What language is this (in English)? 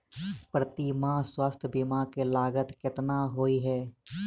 Maithili